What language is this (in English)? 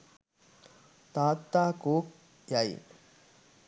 Sinhala